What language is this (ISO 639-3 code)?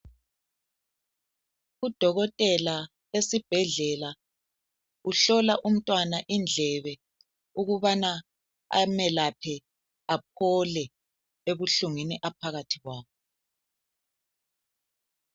nde